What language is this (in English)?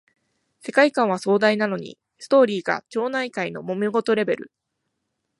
Japanese